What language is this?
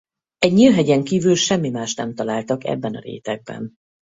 Hungarian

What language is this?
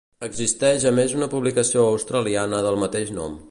Catalan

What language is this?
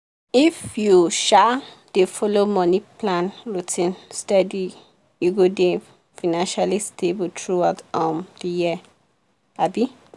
Nigerian Pidgin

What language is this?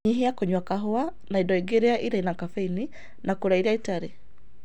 Kikuyu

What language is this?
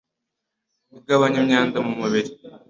Kinyarwanda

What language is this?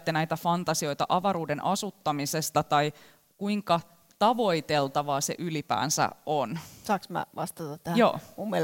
Finnish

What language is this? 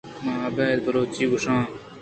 Eastern Balochi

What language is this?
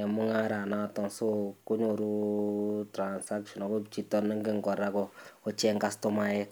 Kalenjin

